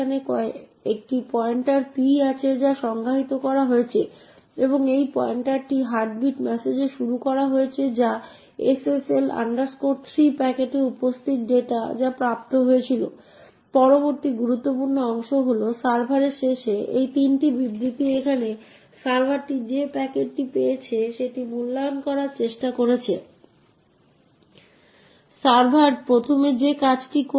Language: Bangla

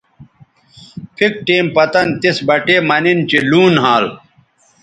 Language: Bateri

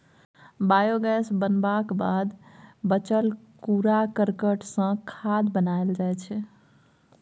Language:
Maithili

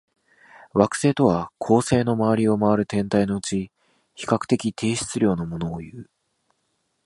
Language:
Japanese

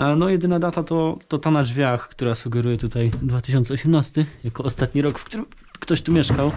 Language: Polish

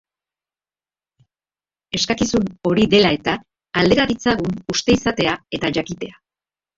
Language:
Basque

